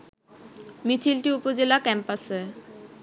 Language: Bangla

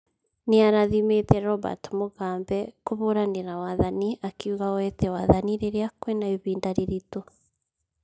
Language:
Kikuyu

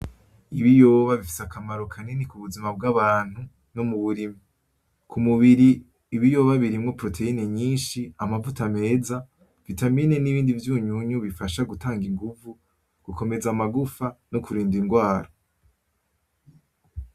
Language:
Rundi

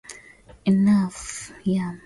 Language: Swahili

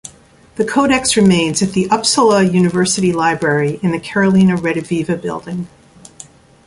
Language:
English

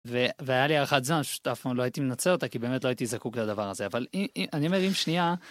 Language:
Hebrew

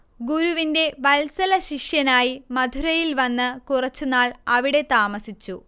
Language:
Malayalam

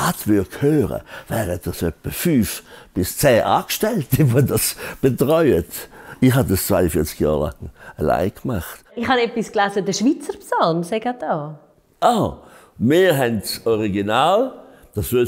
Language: German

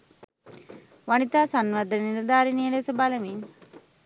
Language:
Sinhala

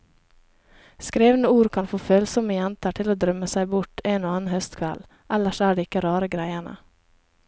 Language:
Norwegian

